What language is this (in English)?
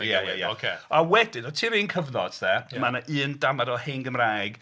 Welsh